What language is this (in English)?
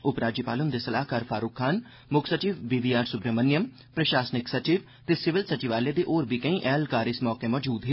Dogri